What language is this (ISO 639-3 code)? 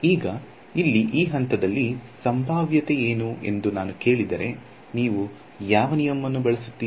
kan